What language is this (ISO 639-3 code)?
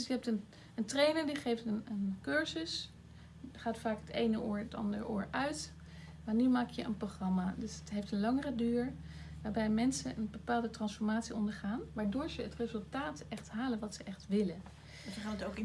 nld